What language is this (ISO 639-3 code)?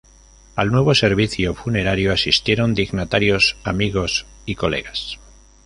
spa